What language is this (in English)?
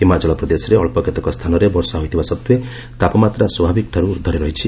Odia